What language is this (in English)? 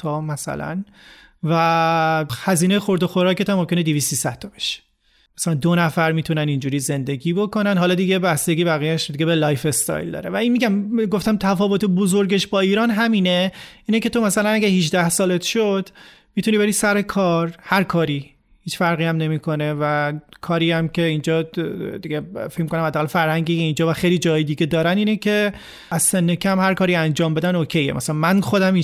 Persian